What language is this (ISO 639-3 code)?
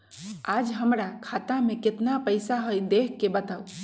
mag